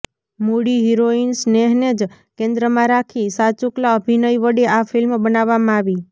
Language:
Gujarati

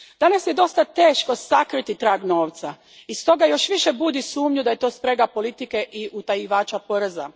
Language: Croatian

